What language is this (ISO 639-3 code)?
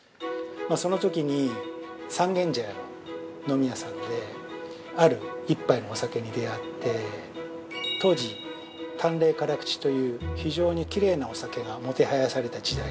jpn